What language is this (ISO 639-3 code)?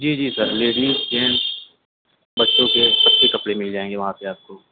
urd